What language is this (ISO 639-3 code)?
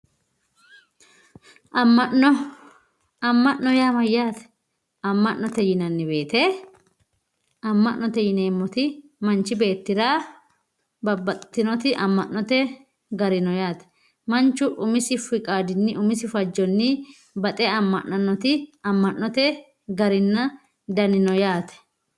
sid